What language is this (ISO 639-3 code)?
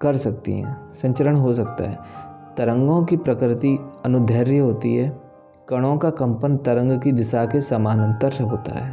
hin